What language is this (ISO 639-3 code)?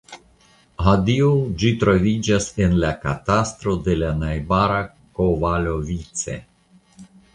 epo